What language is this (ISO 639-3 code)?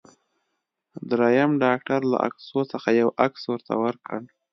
pus